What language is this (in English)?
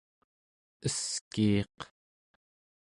Central Yupik